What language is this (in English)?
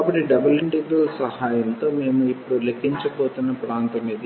Telugu